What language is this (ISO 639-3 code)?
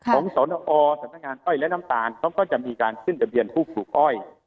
tha